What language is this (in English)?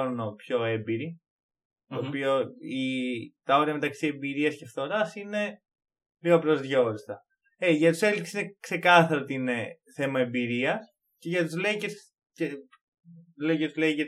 Greek